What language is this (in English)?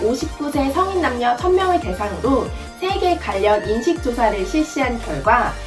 Korean